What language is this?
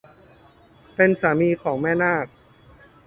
Thai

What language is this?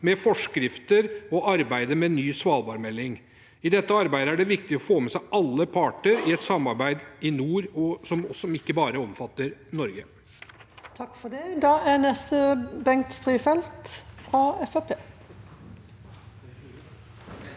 Norwegian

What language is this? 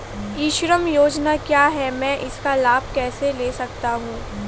Hindi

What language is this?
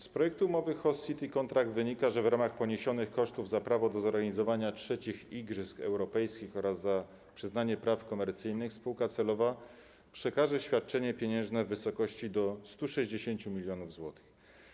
Polish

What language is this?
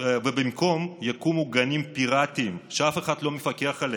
Hebrew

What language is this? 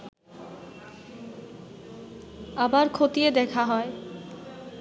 Bangla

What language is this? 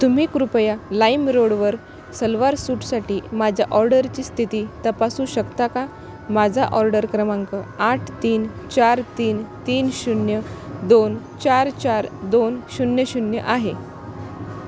Marathi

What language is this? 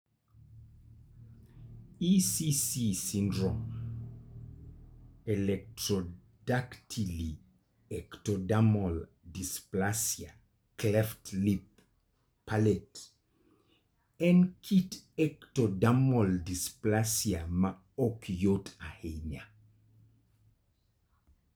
Luo (Kenya and Tanzania)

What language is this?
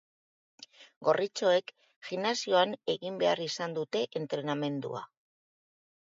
Basque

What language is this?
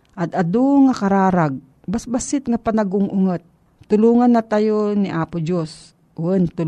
Filipino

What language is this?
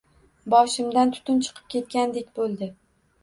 Uzbek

